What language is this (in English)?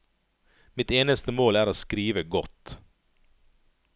Norwegian